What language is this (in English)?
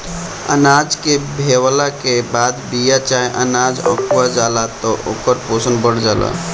Bhojpuri